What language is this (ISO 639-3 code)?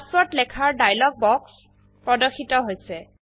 asm